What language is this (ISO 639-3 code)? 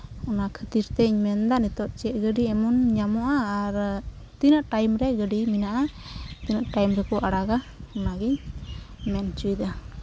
sat